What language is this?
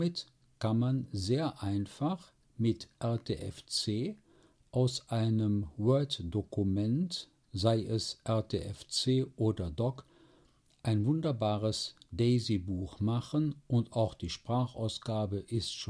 German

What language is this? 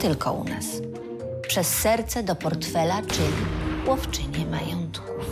Polish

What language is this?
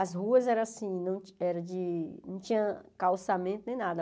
Portuguese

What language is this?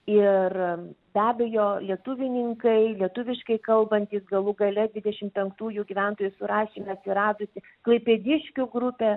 Lithuanian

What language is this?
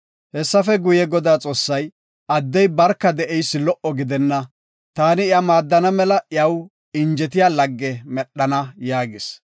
Gofa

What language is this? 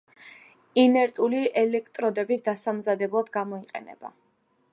Georgian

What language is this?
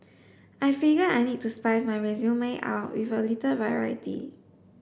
English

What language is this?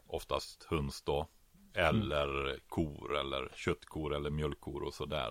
Swedish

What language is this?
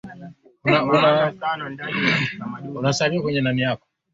Swahili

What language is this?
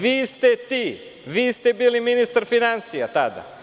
Serbian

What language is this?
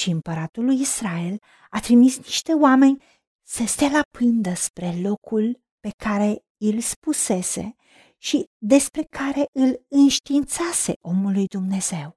Romanian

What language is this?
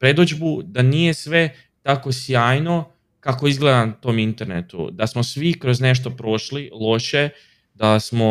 Croatian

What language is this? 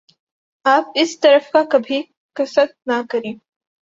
Urdu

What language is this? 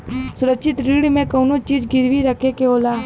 Bhojpuri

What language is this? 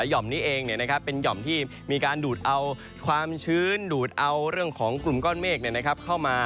Thai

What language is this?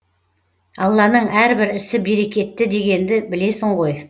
Kazakh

